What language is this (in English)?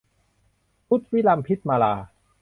Thai